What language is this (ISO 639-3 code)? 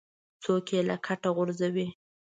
pus